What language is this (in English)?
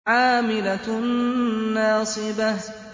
Arabic